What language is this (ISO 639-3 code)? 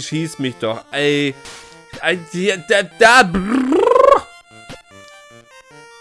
deu